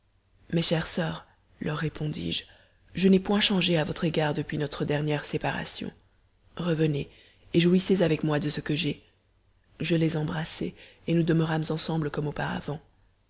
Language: French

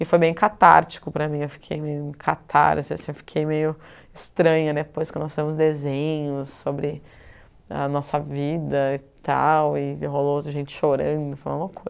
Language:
Portuguese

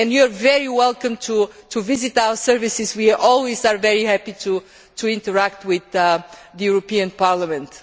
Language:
English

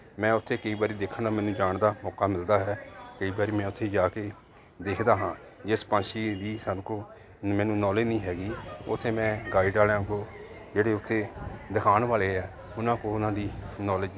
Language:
Punjabi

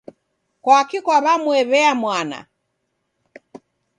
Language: Taita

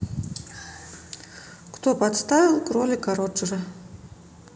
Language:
Russian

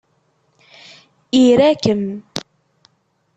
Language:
Kabyle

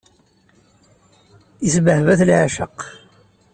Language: Kabyle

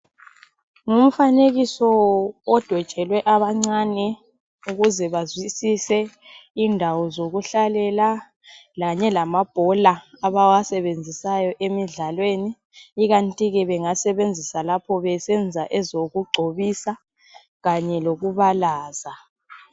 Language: North Ndebele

